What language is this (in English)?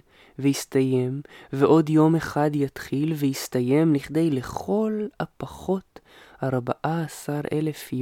Hebrew